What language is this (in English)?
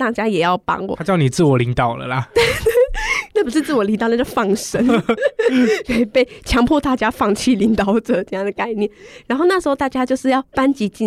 Chinese